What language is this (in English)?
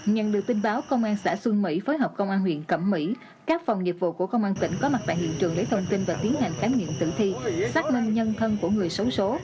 Vietnamese